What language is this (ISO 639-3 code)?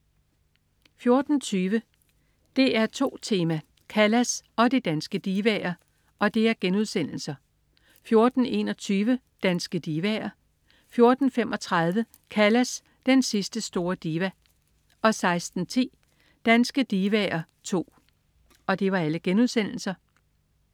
dan